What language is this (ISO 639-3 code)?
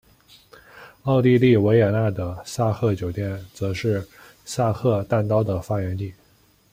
zho